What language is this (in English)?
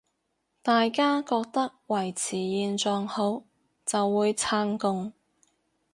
Cantonese